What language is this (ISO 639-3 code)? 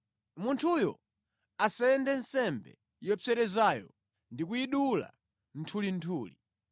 nya